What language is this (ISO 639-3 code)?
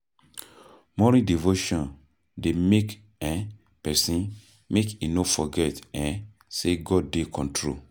pcm